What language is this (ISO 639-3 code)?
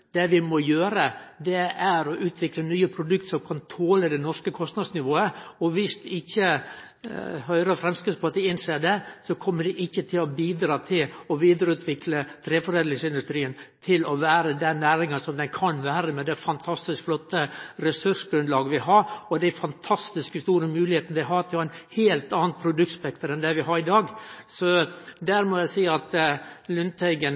nno